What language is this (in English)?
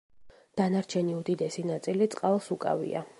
Georgian